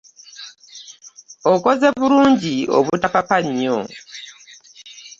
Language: Ganda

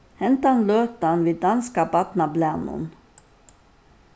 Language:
Faroese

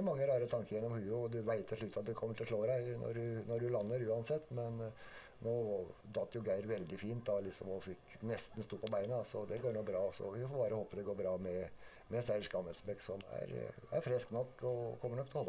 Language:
Norwegian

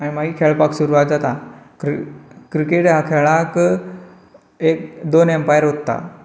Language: Konkani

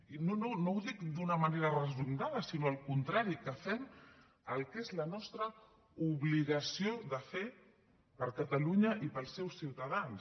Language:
Catalan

